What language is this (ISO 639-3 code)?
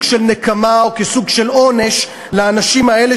heb